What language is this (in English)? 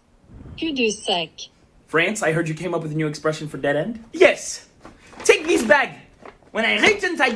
English